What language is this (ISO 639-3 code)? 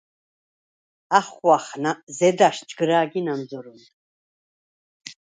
sva